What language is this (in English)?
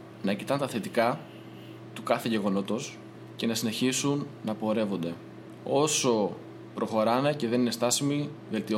Greek